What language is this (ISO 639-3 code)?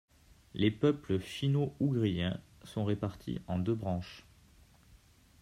fra